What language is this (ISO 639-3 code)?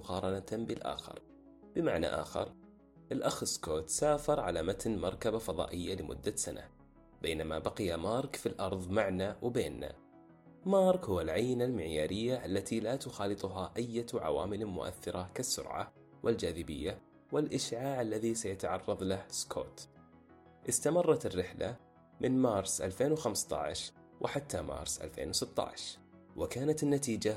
ara